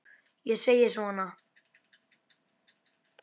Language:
Icelandic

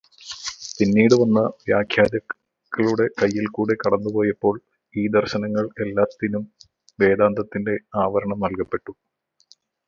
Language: Malayalam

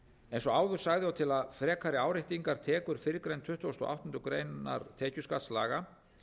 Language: Icelandic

